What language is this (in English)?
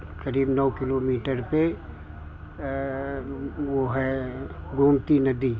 Hindi